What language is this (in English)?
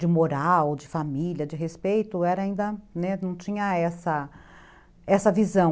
Portuguese